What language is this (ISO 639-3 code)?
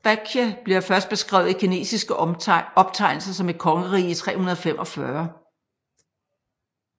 dan